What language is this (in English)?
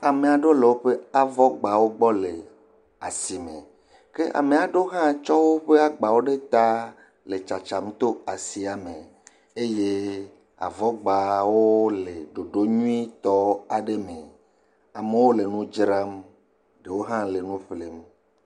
Ewe